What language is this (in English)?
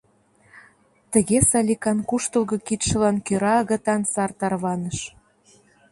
Mari